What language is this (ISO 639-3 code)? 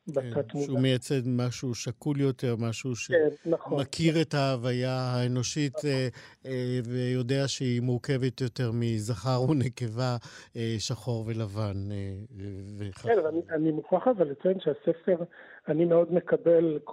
heb